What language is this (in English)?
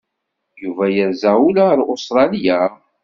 Kabyle